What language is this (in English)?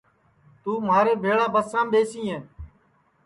Sansi